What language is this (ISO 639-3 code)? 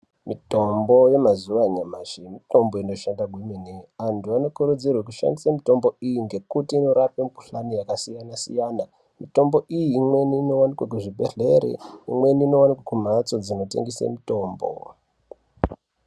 ndc